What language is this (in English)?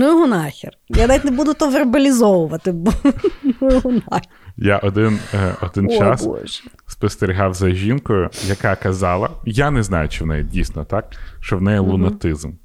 Ukrainian